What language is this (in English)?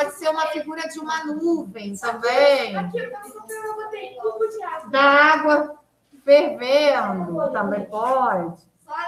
Portuguese